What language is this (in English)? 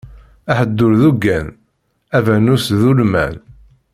Kabyle